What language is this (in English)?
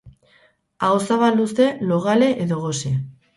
Basque